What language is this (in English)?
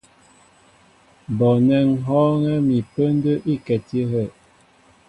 Mbo (Cameroon)